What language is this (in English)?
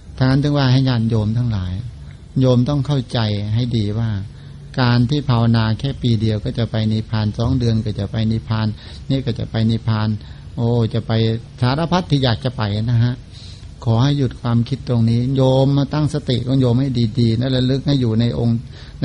Thai